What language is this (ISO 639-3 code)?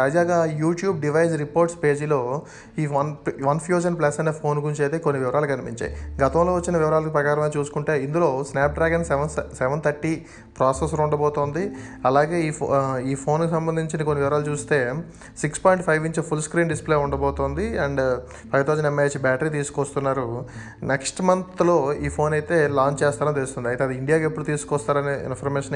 tel